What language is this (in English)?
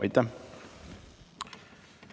Estonian